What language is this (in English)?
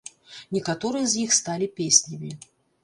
Belarusian